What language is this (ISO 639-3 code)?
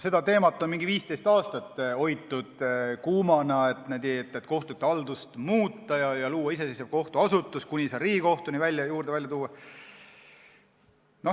est